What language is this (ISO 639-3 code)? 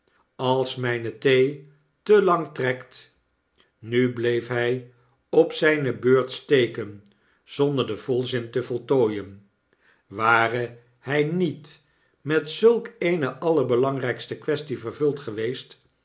nld